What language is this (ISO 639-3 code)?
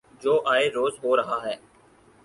urd